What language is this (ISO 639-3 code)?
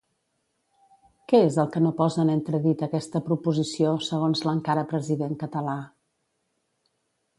cat